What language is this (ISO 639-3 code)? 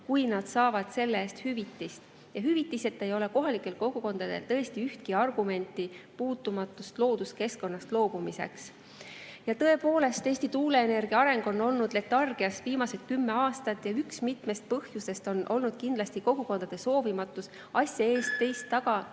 est